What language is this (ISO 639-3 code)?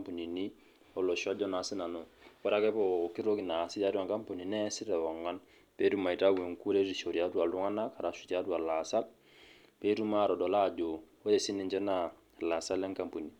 mas